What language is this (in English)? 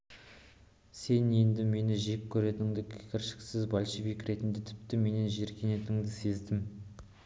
Kazakh